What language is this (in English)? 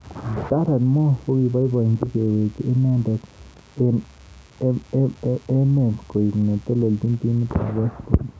Kalenjin